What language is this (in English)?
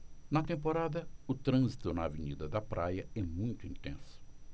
Portuguese